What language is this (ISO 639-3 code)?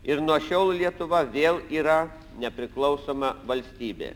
lit